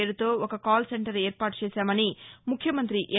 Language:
Telugu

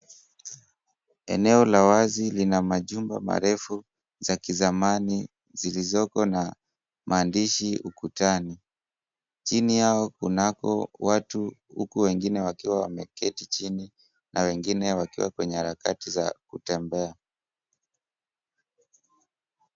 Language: Swahili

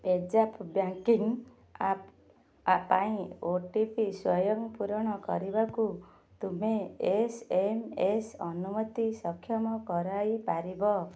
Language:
Odia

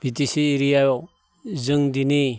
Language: Bodo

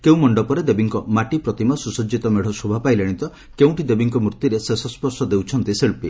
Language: Odia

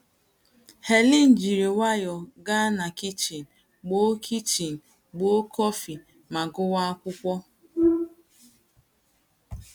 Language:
Igbo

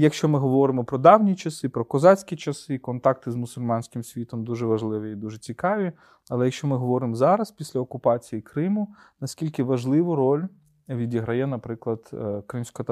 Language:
Ukrainian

